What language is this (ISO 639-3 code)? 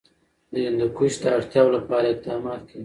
pus